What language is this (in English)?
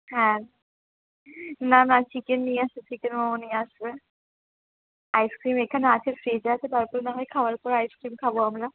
Bangla